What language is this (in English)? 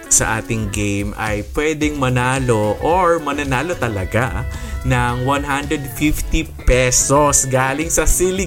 Filipino